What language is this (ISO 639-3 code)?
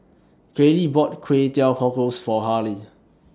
eng